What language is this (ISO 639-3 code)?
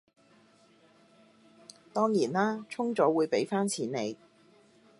yue